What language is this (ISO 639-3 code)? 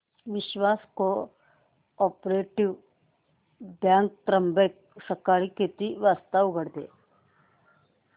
mar